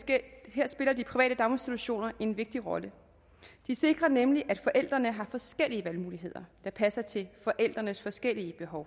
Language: Danish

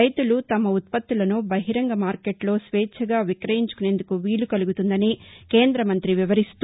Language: Telugu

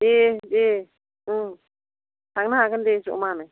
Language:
Bodo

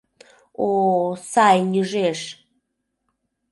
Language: Mari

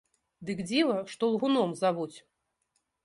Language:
Belarusian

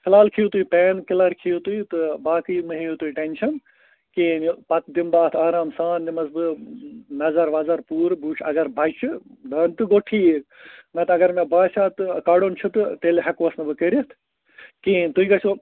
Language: Kashmiri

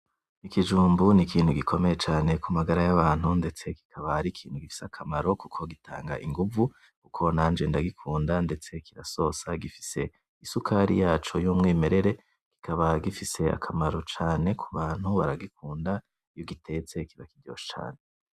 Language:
Rundi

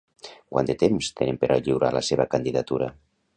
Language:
Catalan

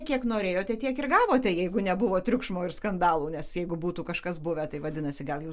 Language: Lithuanian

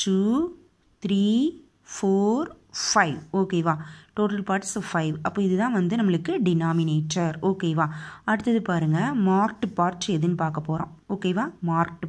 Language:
Romanian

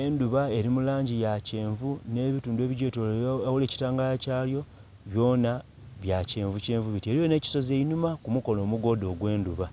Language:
Soga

